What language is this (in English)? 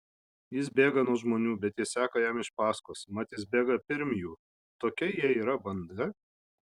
Lithuanian